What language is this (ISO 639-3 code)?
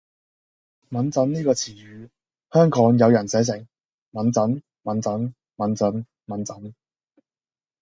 yue